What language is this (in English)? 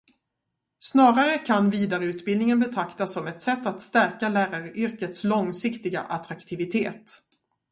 Swedish